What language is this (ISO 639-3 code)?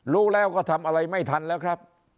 tha